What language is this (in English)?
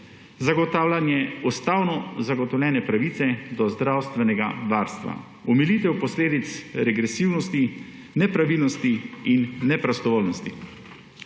Slovenian